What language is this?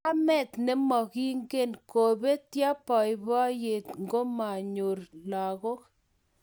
Kalenjin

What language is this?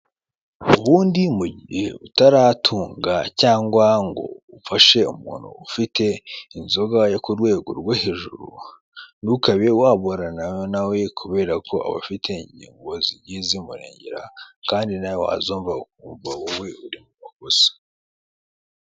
Kinyarwanda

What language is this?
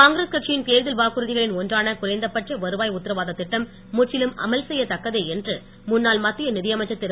Tamil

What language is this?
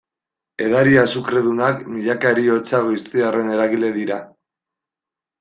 Basque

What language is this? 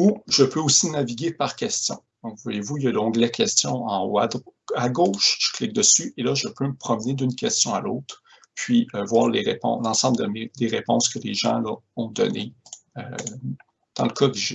French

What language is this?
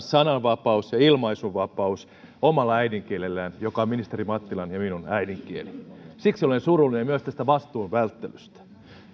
Finnish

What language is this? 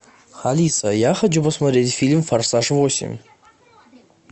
Russian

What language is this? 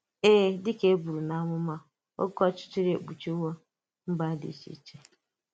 Igbo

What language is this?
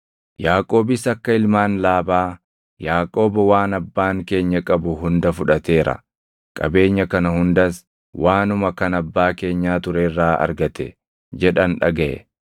Oromo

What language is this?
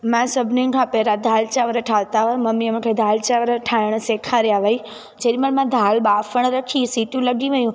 Sindhi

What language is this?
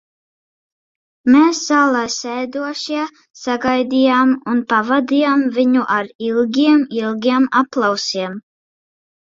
Latvian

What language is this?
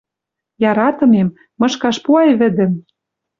Western Mari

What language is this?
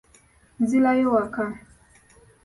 Ganda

